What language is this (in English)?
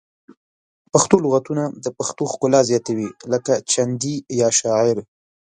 Pashto